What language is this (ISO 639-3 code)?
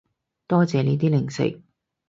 yue